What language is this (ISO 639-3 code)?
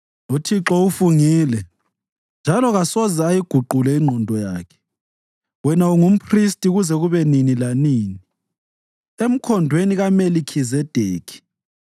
nde